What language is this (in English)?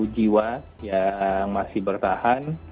Indonesian